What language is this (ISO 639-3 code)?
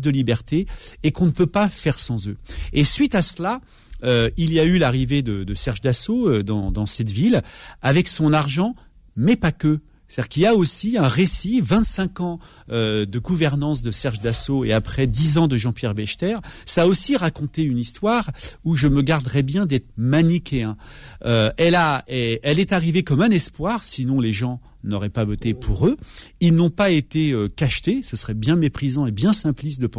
fra